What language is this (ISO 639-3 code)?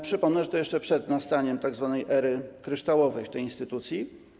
pol